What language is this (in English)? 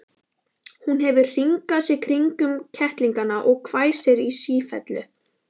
Icelandic